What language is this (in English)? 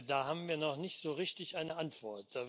German